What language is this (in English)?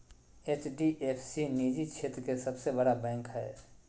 Magahi